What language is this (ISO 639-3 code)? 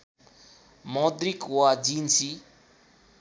nep